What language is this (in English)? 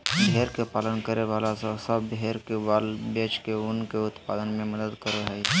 Magahi